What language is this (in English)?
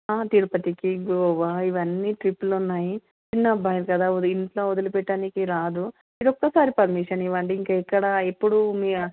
Telugu